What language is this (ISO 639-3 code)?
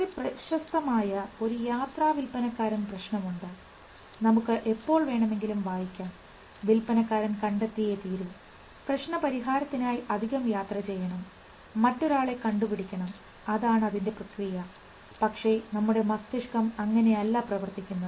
mal